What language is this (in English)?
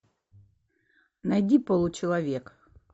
Russian